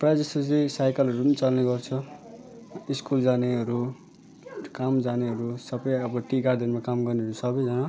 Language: Nepali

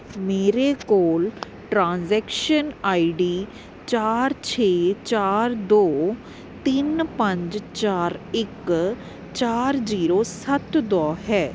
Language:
Punjabi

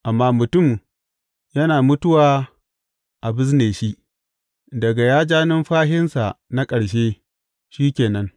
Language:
Hausa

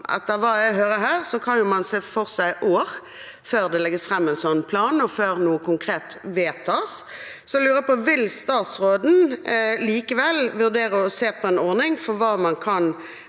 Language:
Norwegian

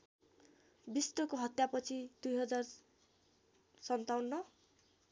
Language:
Nepali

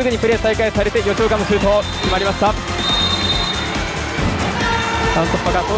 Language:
Japanese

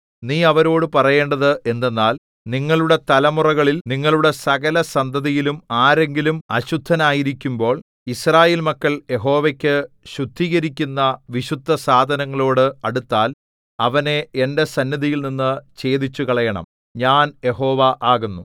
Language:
Malayalam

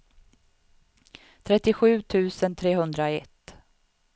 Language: Swedish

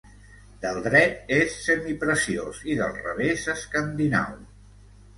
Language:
Catalan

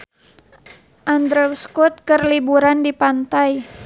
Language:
Sundanese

